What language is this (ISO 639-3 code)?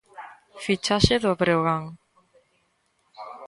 glg